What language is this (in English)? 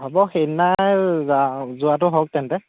Assamese